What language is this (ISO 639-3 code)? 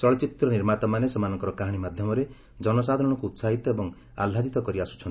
ori